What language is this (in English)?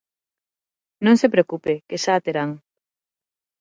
Galician